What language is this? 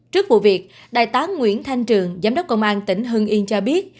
Vietnamese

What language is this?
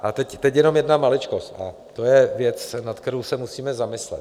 Czech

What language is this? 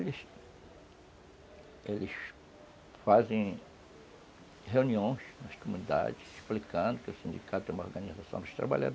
Portuguese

